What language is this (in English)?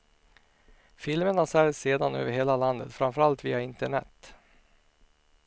Swedish